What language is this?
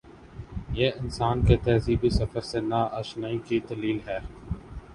Urdu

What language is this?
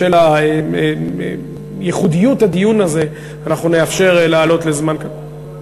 Hebrew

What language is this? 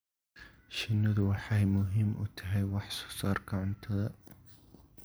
Somali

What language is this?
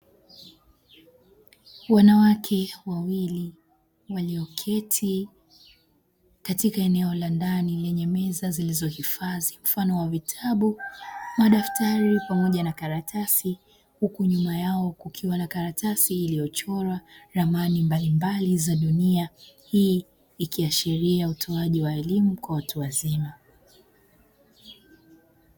Swahili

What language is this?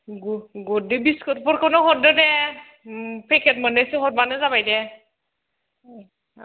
Bodo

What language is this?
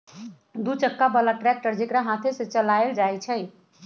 Magahi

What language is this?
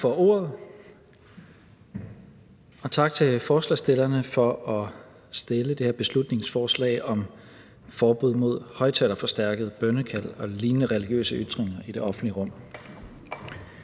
Danish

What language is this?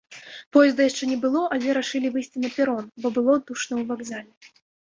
Belarusian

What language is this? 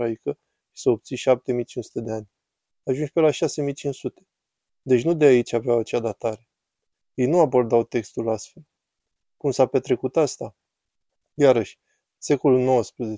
Romanian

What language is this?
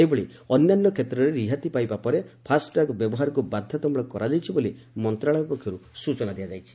Odia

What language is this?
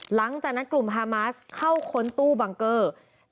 Thai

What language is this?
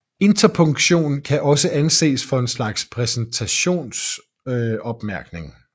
Danish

